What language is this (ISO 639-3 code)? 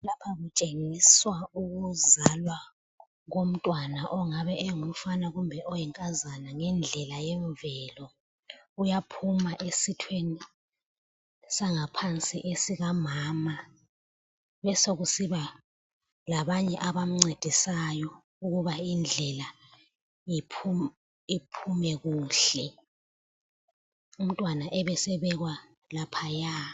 nde